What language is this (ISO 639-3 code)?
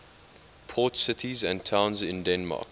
eng